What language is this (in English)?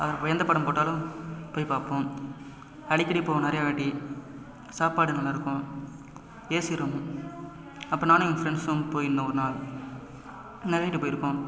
Tamil